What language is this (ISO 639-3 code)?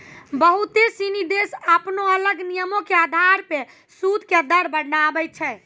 mai